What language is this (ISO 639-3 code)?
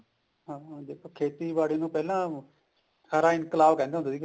pan